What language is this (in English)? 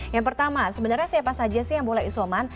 Indonesian